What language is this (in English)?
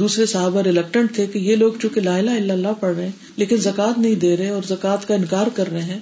Urdu